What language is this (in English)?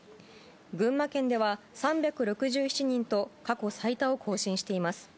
Japanese